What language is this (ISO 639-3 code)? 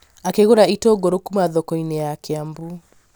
kik